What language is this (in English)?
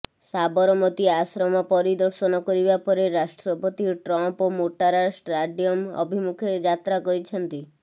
Odia